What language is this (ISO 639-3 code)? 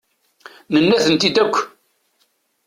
kab